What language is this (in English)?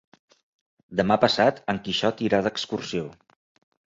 Catalan